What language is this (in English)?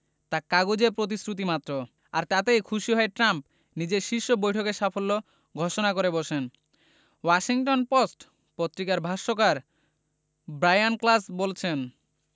Bangla